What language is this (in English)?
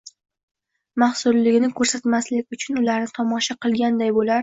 Uzbek